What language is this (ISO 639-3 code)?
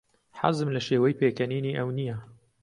ckb